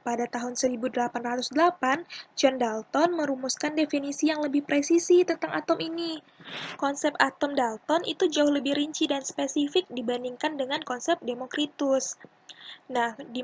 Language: Indonesian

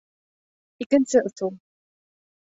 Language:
Bashkir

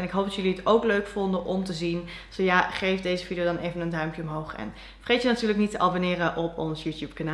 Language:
Dutch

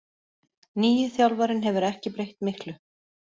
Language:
Icelandic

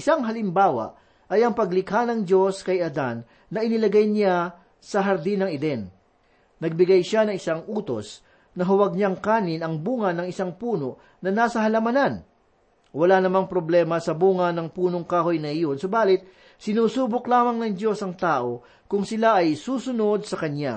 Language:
Filipino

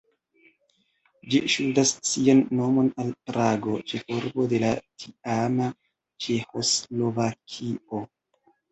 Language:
Esperanto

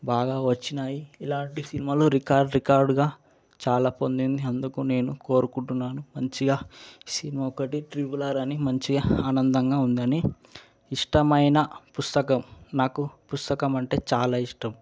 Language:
Telugu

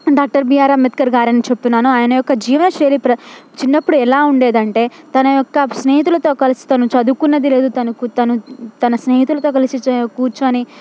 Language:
Telugu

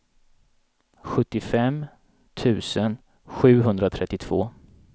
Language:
Swedish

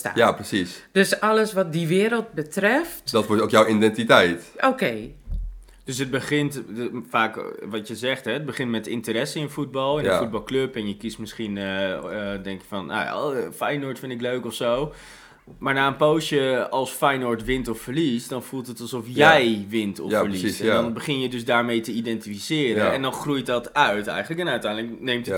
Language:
Dutch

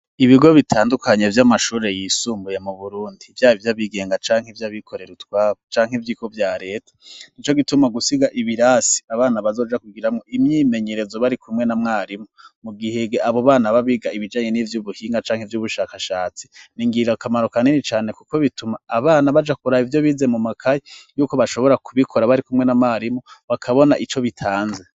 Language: Rundi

